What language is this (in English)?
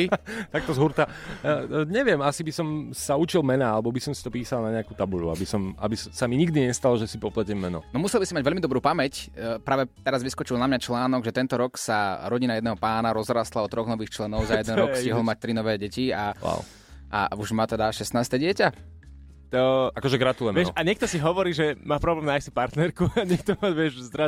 Slovak